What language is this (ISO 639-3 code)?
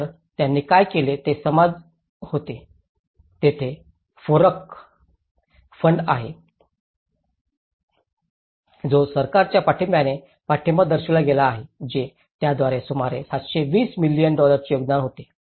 mar